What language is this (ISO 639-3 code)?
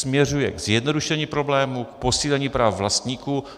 ces